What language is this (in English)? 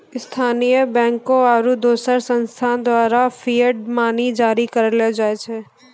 Maithili